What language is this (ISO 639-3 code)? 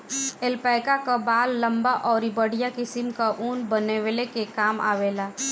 bho